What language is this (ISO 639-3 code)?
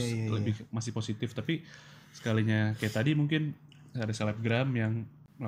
ind